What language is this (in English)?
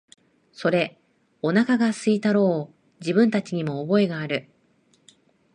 Japanese